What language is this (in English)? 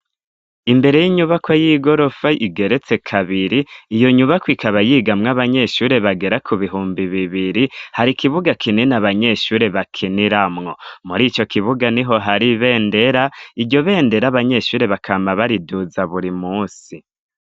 Rundi